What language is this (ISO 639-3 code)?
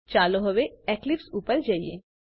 guj